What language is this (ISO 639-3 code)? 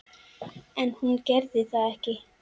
isl